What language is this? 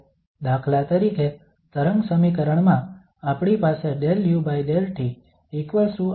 Gujarati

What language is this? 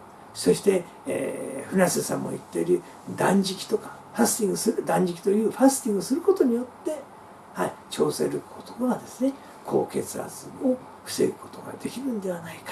Japanese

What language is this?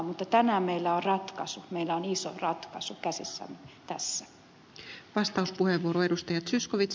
Finnish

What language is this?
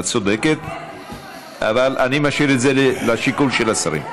Hebrew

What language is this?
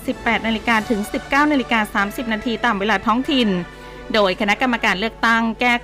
Thai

